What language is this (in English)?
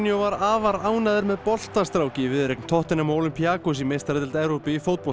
Icelandic